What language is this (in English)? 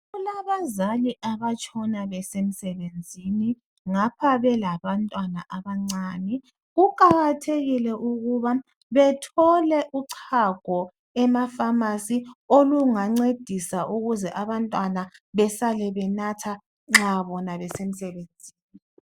North Ndebele